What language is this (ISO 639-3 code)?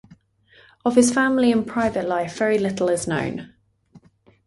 eng